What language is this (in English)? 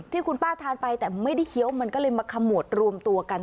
Thai